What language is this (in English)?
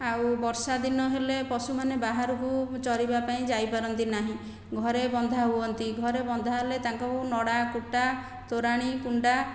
Odia